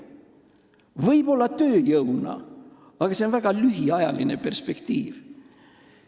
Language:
Estonian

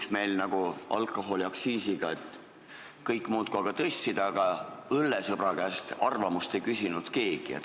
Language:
Estonian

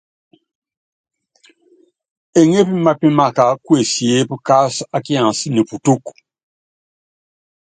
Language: Yangben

